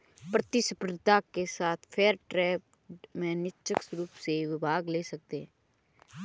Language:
Hindi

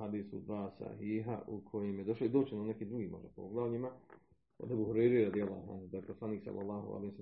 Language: Croatian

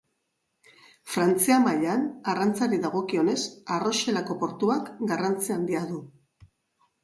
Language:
Basque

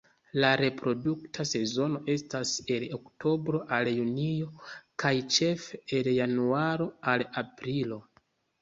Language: Esperanto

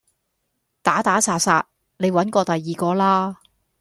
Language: Cantonese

